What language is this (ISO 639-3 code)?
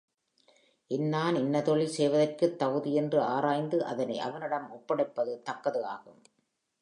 tam